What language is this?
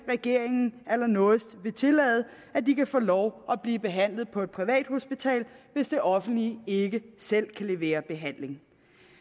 Danish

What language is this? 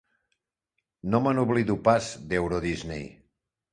Catalan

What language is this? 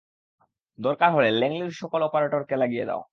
Bangla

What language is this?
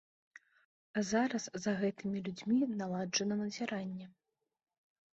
Belarusian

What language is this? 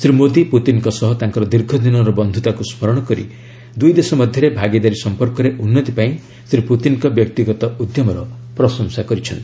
Odia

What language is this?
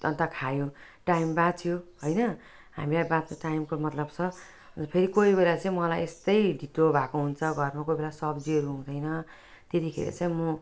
Nepali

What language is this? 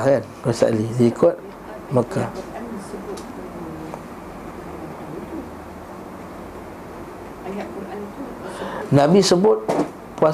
Malay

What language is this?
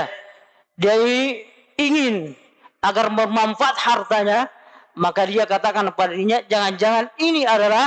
Indonesian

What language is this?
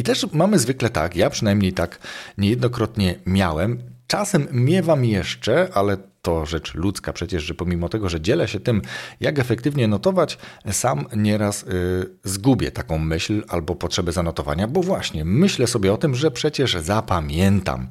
Polish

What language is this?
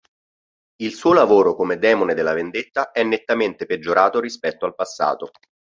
Italian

